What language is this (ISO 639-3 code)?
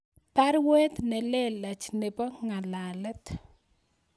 kln